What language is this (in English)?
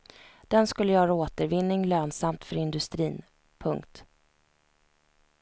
Swedish